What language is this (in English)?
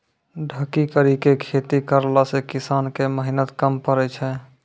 Maithili